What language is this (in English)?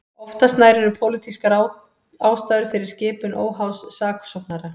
Icelandic